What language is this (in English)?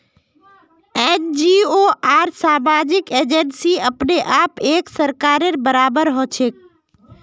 Magahi